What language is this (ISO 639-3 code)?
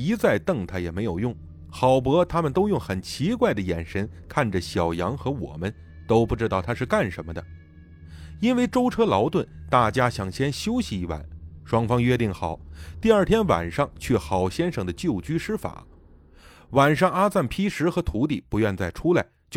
zho